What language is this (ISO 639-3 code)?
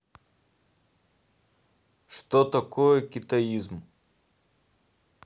rus